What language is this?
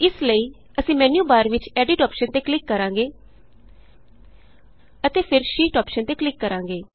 Punjabi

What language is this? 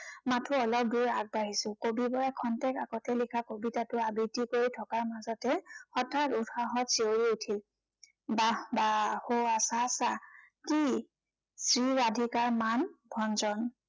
Assamese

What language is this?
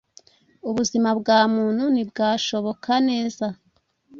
Kinyarwanda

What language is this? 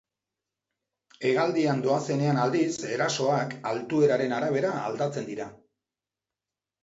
Basque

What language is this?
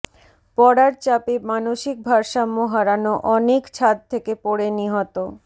Bangla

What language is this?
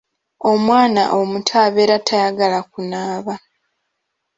Ganda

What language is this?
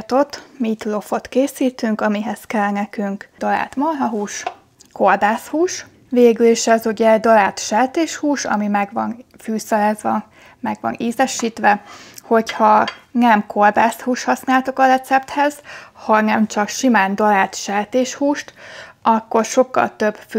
Hungarian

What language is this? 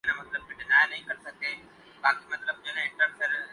Urdu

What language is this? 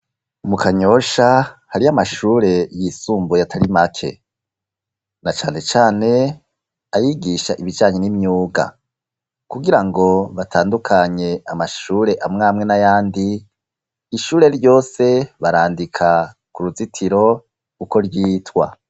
Rundi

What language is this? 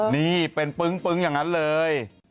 Thai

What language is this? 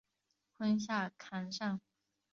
Chinese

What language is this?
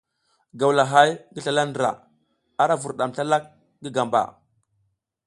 South Giziga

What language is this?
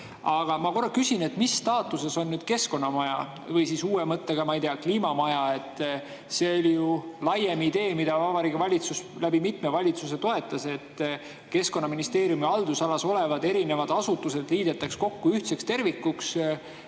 Estonian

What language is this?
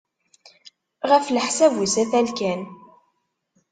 Kabyle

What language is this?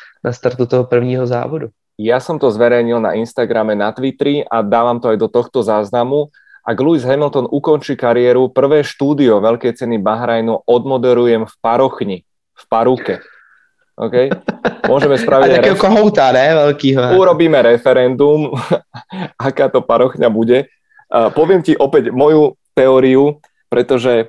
Czech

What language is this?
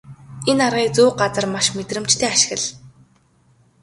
Mongolian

